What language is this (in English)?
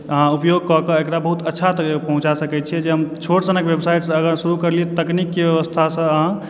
Maithili